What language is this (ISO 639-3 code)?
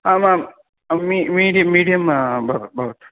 san